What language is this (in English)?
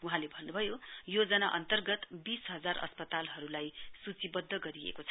Nepali